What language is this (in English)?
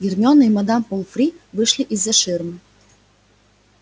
Russian